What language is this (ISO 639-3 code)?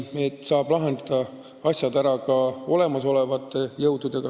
est